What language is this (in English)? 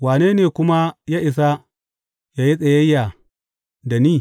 Hausa